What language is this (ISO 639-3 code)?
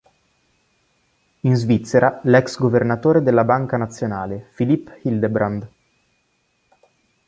ita